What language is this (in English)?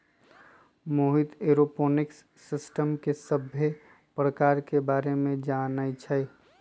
Magahi